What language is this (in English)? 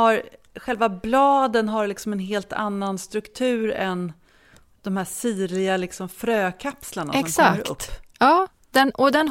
Swedish